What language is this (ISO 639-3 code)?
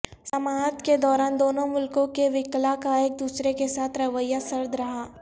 urd